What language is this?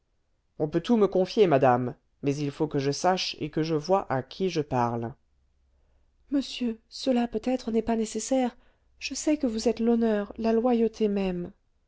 French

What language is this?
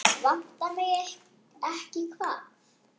Icelandic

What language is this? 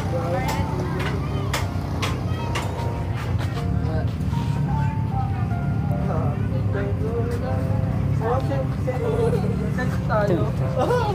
Filipino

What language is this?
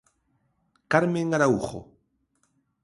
Galician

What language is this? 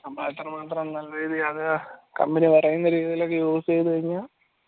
Malayalam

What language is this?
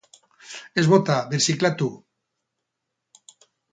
Basque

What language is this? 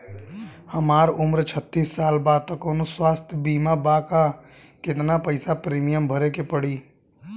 Bhojpuri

